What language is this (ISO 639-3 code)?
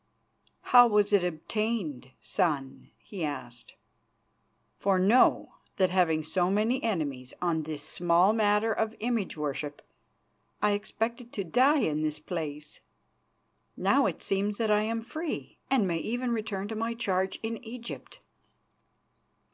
eng